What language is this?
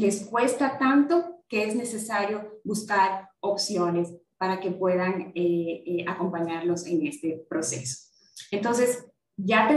Spanish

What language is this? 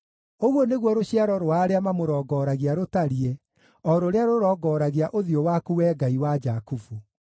Kikuyu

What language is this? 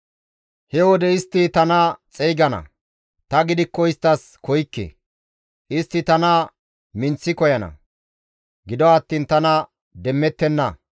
Gamo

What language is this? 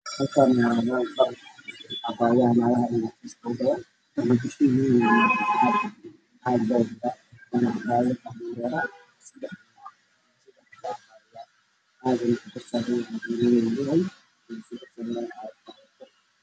Somali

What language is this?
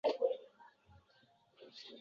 Uzbek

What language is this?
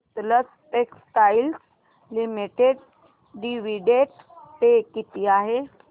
Marathi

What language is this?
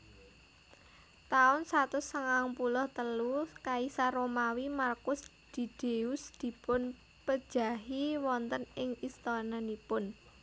Javanese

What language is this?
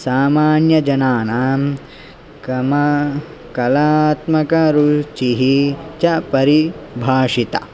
Sanskrit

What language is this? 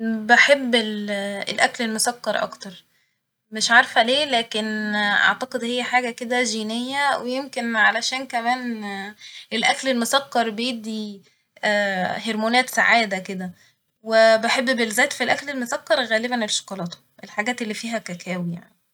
Egyptian Arabic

